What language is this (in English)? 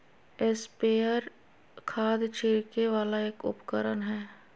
Magahi